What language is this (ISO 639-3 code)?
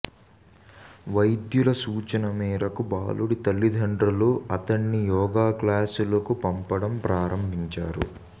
tel